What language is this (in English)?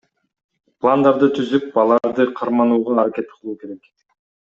Kyrgyz